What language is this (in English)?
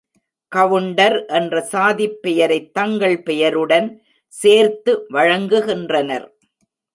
Tamil